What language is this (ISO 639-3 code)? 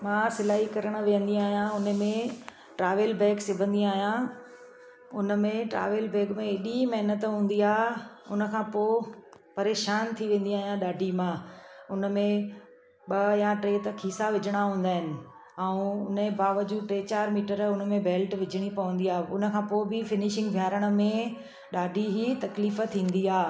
snd